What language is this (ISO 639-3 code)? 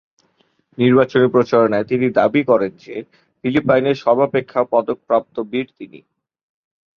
ben